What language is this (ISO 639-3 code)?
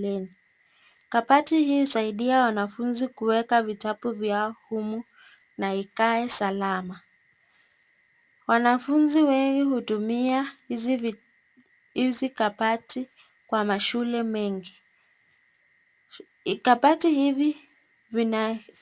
swa